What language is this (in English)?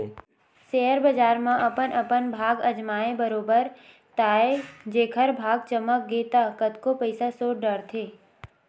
Chhattisgarhi